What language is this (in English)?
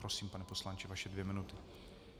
Czech